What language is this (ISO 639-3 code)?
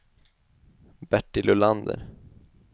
swe